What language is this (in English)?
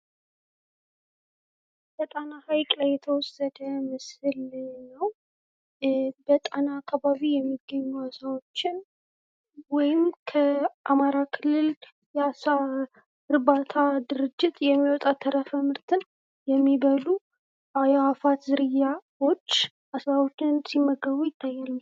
Amharic